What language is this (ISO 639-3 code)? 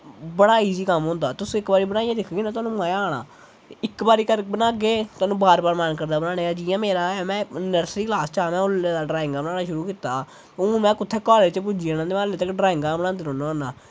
doi